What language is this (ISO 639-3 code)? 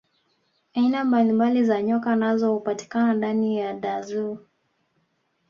swa